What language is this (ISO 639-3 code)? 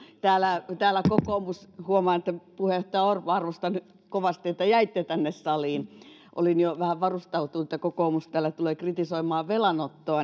fin